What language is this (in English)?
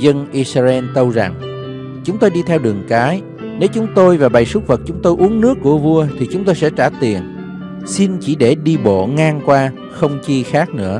Vietnamese